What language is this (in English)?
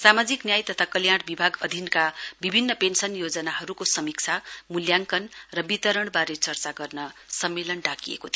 Nepali